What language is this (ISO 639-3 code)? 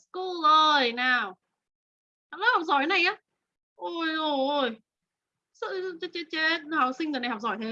vie